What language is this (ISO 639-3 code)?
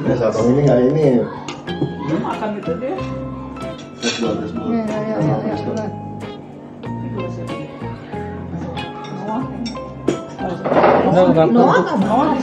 ind